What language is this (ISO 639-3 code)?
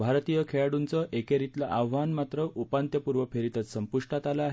mar